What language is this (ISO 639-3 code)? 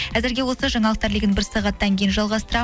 kaz